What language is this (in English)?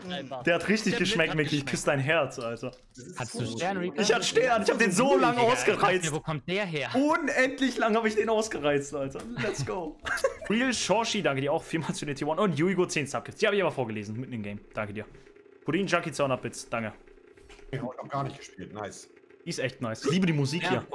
German